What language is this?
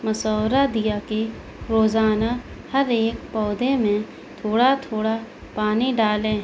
Urdu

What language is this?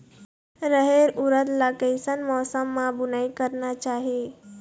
Chhattisgarhi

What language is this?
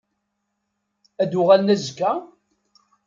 Kabyle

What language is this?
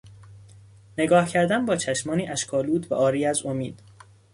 Persian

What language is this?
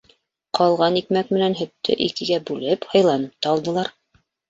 Bashkir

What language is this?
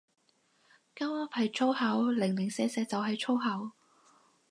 Cantonese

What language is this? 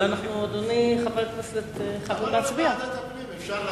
Hebrew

